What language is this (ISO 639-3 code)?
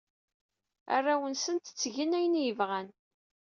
kab